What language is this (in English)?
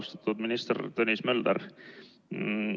Estonian